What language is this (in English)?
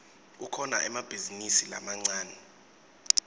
Swati